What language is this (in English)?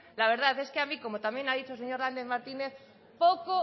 Spanish